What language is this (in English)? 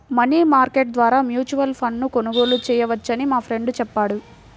Telugu